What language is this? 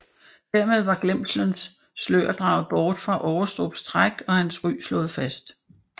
Danish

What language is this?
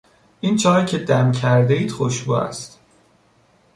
Persian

